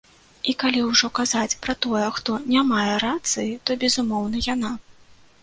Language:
Belarusian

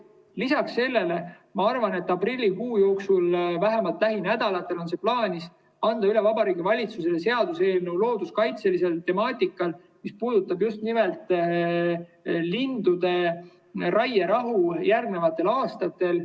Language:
Estonian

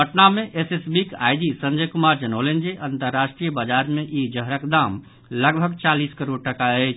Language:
Maithili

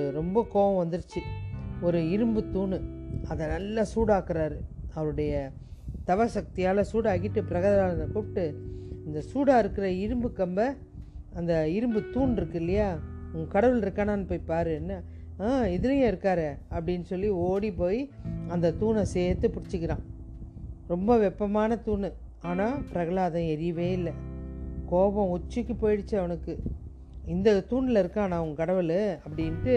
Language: Tamil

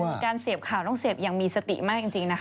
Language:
Thai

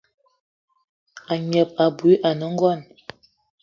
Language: Eton (Cameroon)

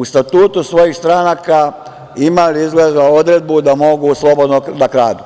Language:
Serbian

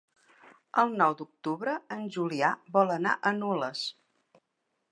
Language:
Catalan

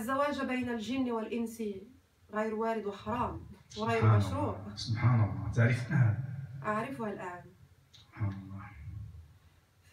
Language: Arabic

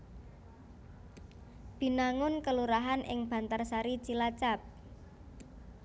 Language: Javanese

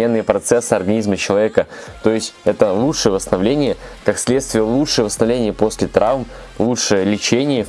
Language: Russian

